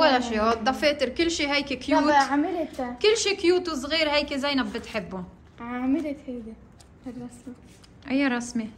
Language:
Arabic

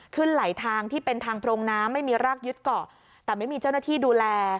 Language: Thai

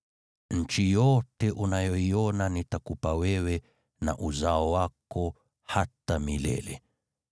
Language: Swahili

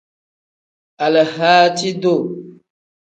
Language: Tem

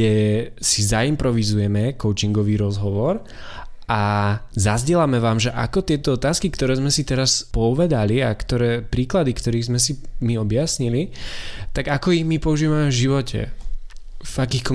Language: Slovak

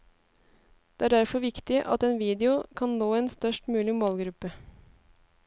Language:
Norwegian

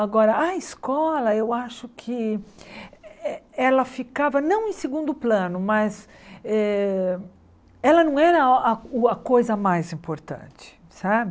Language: Portuguese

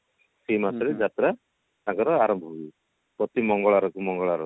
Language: Odia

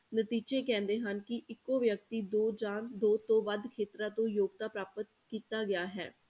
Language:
Punjabi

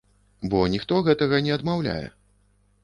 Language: Belarusian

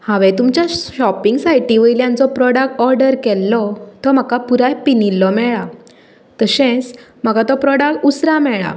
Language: Konkani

